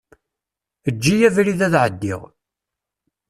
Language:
Kabyle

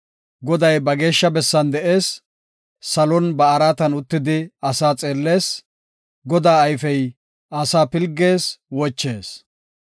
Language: Gofa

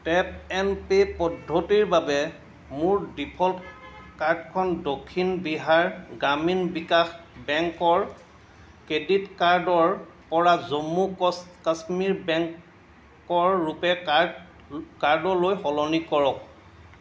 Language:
Assamese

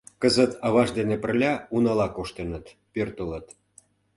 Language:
Mari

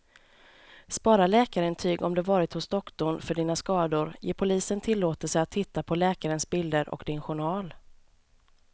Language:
Swedish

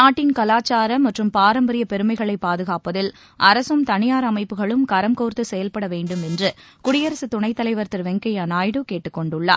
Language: Tamil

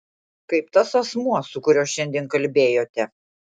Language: Lithuanian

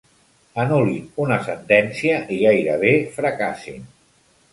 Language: Catalan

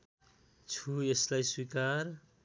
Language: Nepali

